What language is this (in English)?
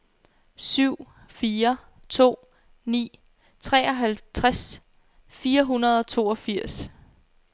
Danish